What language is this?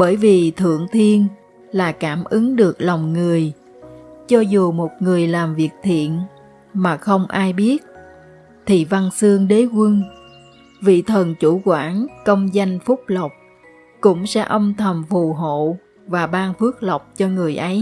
Vietnamese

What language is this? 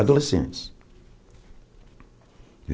Portuguese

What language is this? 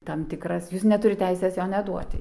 Lithuanian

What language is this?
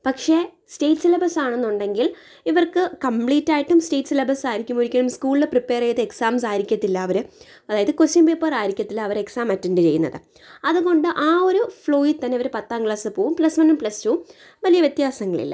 Malayalam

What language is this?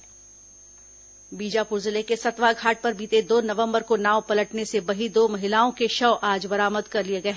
Hindi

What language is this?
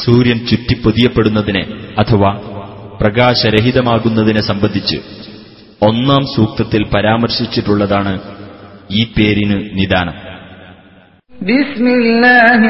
Malayalam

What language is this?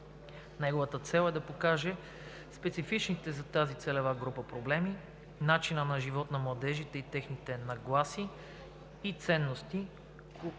Bulgarian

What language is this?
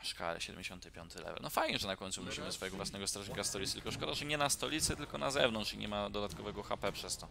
Polish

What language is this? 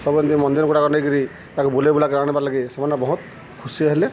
Odia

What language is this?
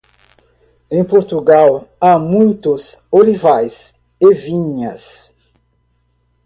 Portuguese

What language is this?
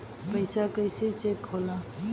Bhojpuri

